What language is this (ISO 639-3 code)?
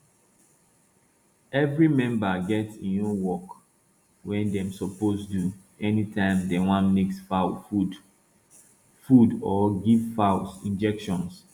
pcm